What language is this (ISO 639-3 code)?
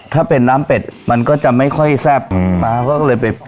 tha